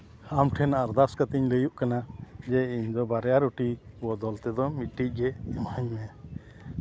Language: Santali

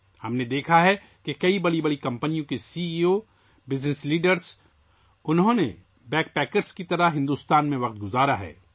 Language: Urdu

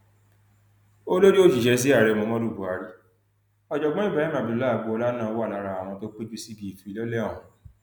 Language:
Yoruba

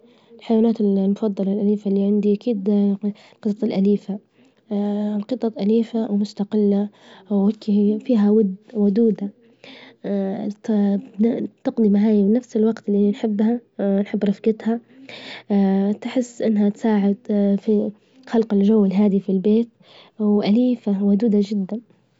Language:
Libyan Arabic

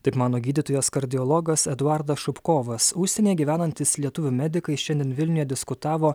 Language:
Lithuanian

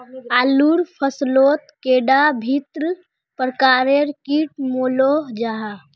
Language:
Magahi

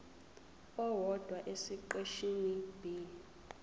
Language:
Zulu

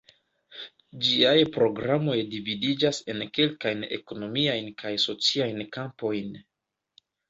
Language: Esperanto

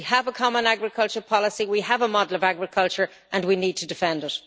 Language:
English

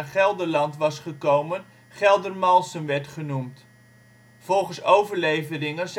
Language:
Dutch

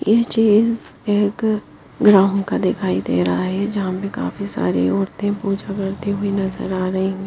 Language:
Hindi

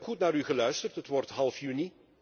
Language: Dutch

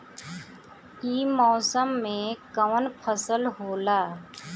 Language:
Bhojpuri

